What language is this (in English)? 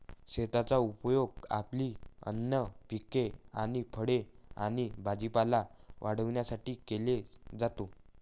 Marathi